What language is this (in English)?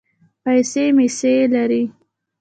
Pashto